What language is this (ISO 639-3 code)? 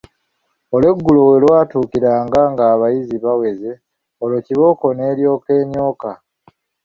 lug